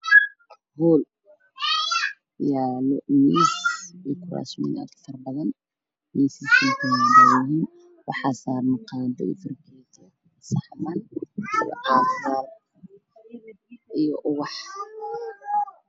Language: Somali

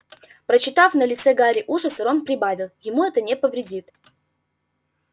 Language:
Russian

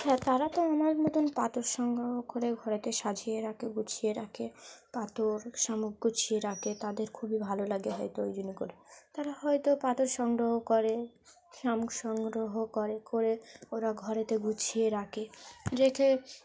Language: Bangla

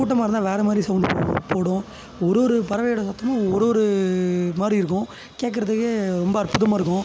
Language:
Tamil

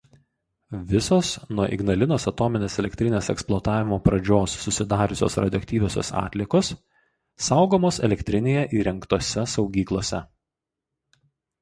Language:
Lithuanian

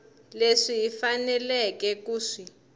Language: Tsonga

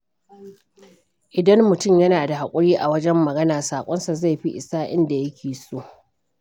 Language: Hausa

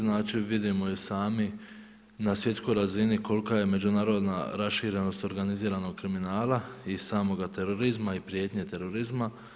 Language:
Croatian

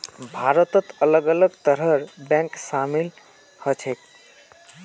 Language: Magahi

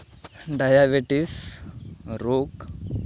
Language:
Santali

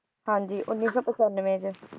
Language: Punjabi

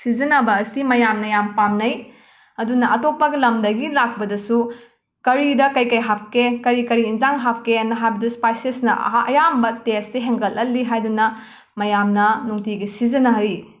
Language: Manipuri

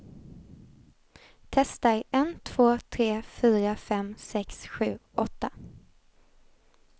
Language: Swedish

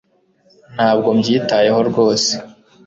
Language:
Kinyarwanda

